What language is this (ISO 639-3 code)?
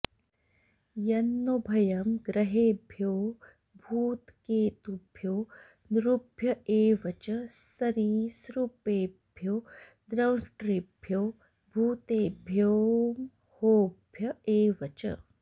san